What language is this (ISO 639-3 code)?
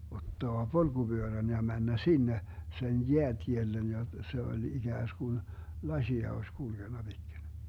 fin